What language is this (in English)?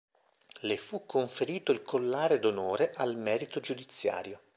Italian